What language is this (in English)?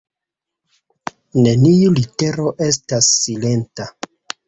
Esperanto